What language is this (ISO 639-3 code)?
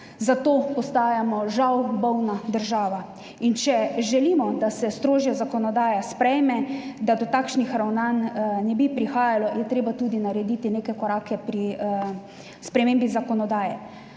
slv